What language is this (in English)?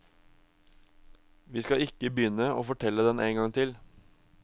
Norwegian